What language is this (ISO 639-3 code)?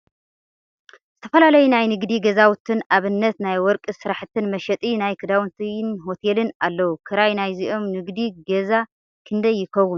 tir